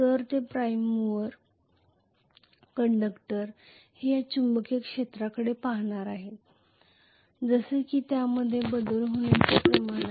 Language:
Marathi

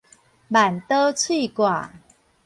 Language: Min Nan Chinese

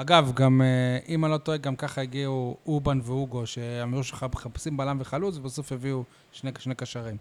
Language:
Hebrew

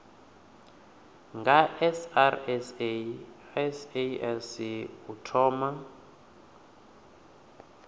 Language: Venda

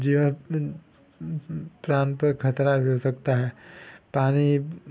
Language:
Hindi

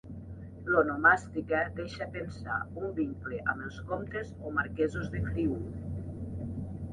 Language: Catalan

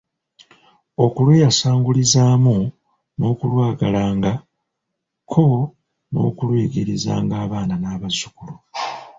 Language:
Ganda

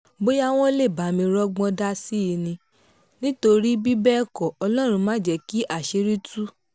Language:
Yoruba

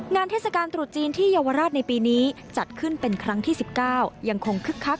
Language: Thai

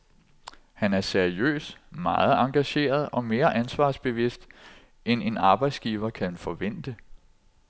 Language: Danish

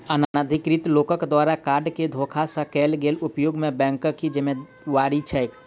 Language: Maithili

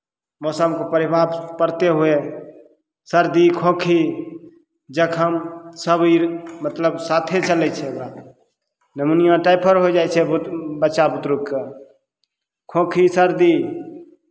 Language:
Maithili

